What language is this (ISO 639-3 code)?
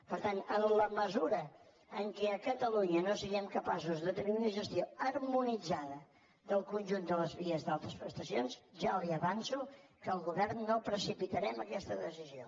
cat